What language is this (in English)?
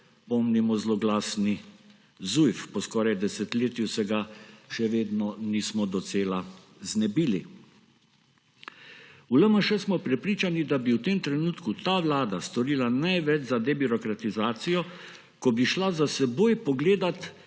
Slovenian